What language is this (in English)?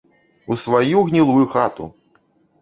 Belarusian